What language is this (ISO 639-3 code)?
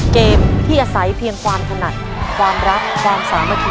tha